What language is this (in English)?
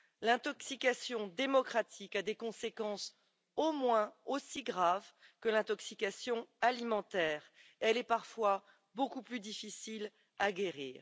French